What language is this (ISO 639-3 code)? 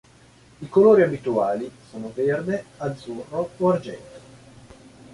ita